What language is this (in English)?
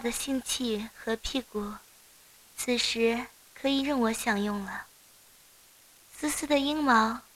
Chinese